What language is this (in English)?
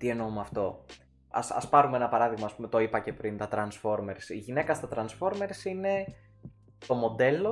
Greek